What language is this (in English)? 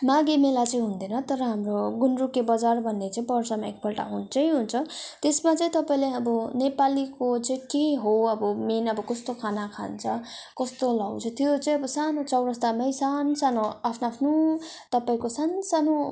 Nepali